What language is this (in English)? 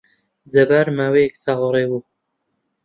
Central Kurdish